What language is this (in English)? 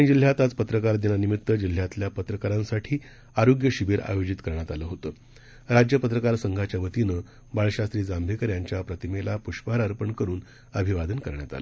Marathi